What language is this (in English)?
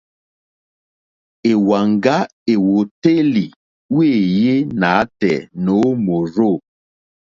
Mokpwe